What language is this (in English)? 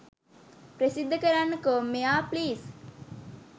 Sinhala